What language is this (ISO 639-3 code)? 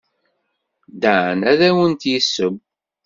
kab